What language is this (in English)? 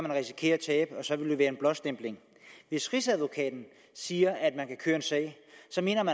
Danish